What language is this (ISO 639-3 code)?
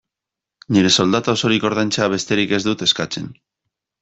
eus